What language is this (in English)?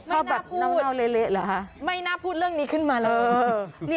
Thai